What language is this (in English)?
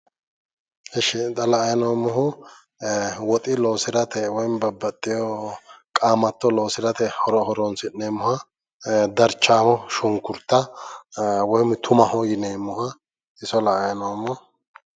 Sidamo